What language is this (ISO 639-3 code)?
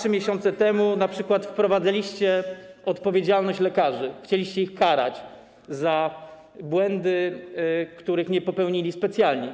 pol